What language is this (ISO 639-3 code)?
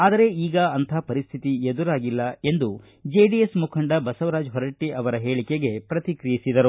kan